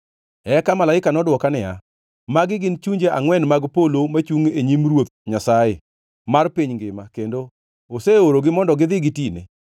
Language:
Luo (Kenya and Tanzania)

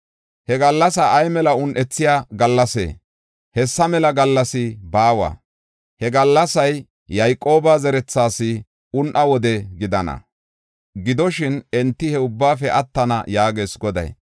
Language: Gofa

